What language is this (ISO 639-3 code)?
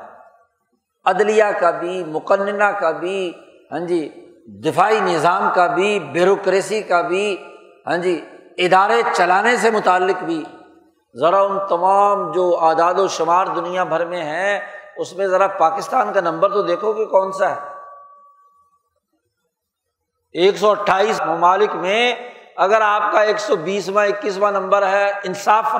urd